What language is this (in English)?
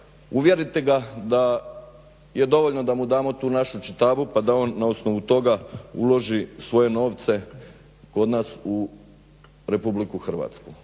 Croatian